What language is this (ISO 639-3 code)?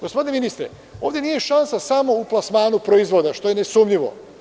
srp